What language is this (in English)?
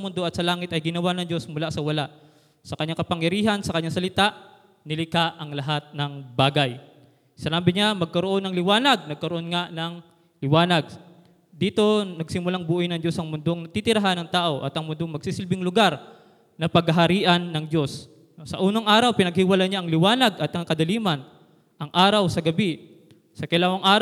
Filipino